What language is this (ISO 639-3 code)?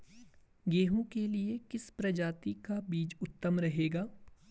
hin